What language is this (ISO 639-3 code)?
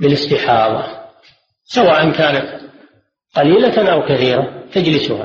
ara